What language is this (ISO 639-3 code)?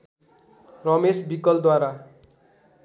nep